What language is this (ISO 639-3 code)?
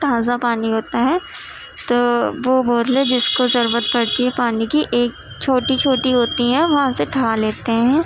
urd